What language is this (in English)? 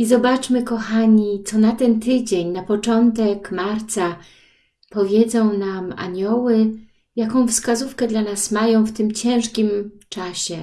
Polish